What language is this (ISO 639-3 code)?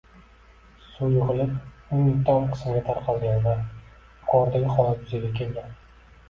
uzb